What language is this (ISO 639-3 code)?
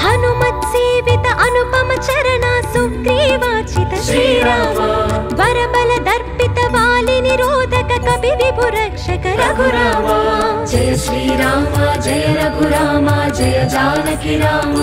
hin